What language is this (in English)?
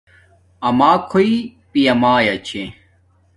Domaaki